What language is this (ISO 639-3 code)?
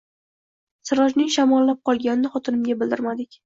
uzb